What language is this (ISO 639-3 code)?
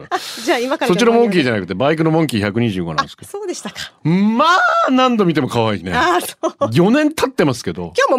jpn